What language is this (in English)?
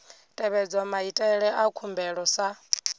Venda